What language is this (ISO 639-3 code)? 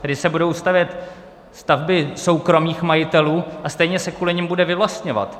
ces